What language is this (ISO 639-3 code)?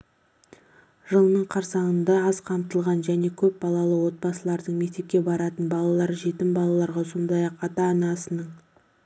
kaz